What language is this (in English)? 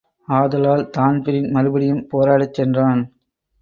Tamil